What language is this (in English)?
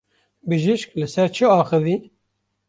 Kurdish